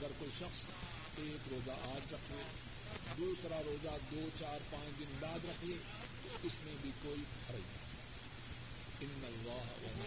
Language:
Urdu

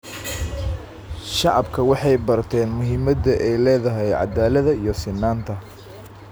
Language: Somali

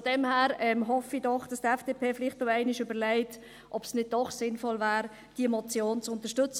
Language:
Swiss German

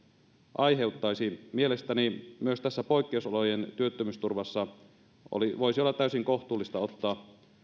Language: Finnish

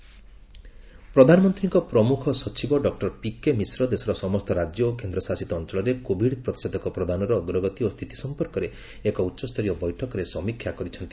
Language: Odia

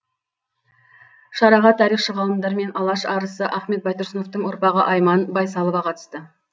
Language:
Kazakh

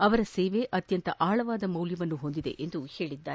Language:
Kannada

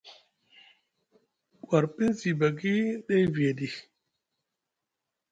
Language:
Musgu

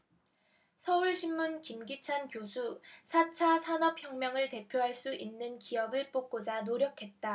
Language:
Korean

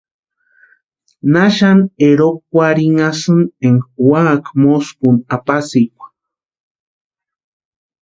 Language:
Western Highland Purepecha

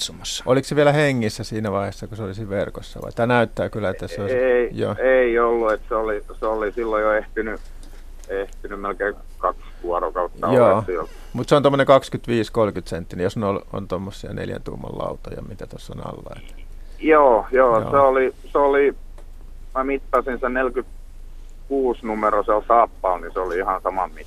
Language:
Finnish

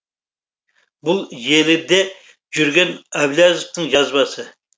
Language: Kazakh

